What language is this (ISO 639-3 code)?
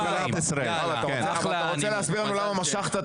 heb